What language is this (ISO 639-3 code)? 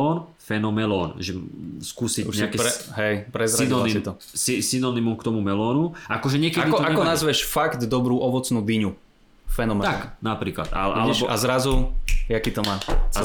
slk